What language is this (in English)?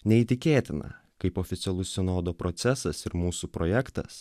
Lithuanian